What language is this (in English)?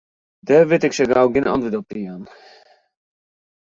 Western Frisian